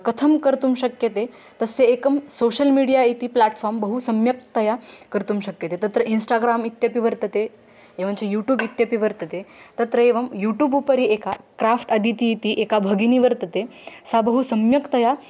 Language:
Sanskrit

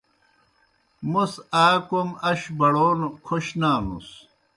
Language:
Kohistani Shina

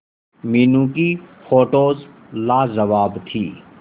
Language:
Hindi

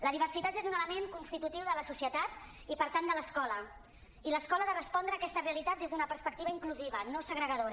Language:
Catalan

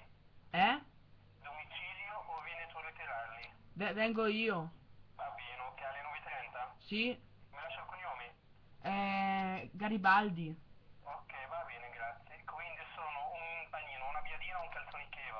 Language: Italian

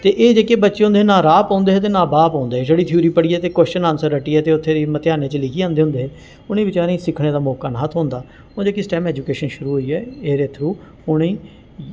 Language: Dogri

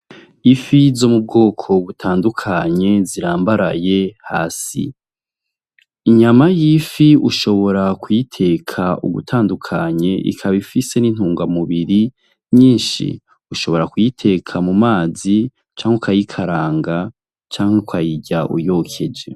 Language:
Rundi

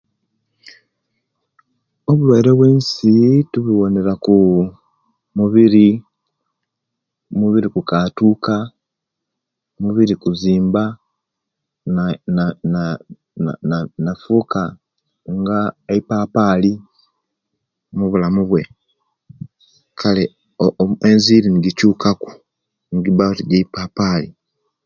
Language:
Kenyi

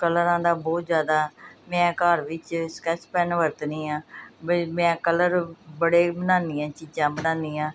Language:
Punjabi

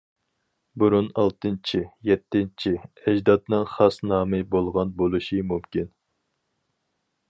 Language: Uyghur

